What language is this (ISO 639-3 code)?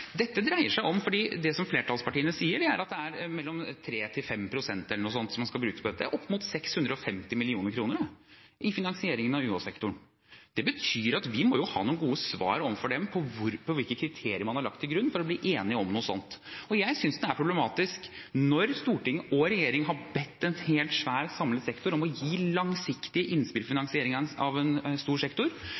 nob